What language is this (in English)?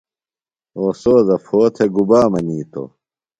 Phalura